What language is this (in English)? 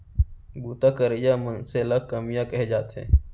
Chhattisgarhi